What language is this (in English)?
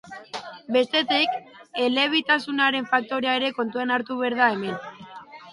Basque